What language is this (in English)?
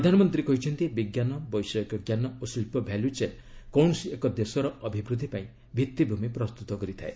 Odia